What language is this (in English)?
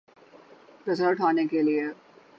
Urdu